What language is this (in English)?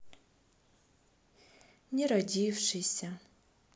Russian